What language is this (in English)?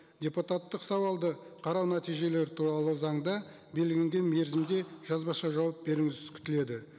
Kazakh